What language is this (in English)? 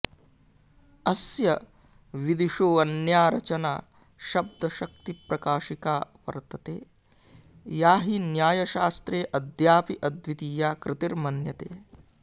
Sanskrit